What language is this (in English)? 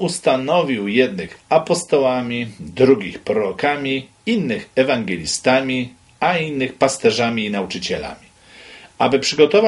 Polish